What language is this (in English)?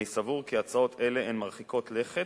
Hebrew